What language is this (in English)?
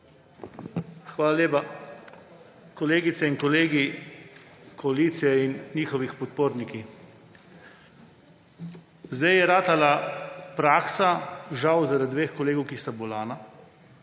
Slovenian